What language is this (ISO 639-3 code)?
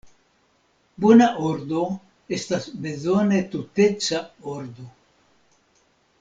epo